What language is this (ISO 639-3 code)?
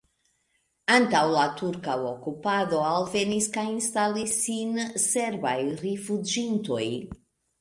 epo